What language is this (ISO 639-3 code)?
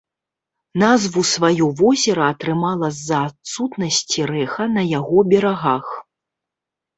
bel